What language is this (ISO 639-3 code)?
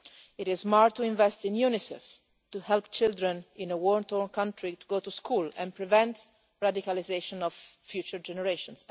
eng